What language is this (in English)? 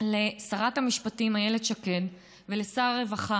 Hebrew